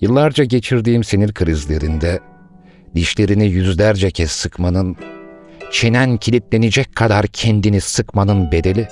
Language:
Turkish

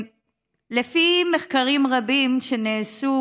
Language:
Hebrew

